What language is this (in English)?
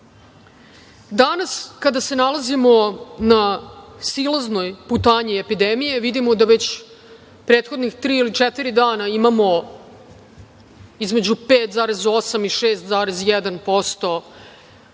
Serbian